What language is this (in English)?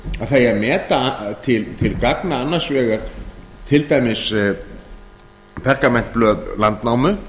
Icelandic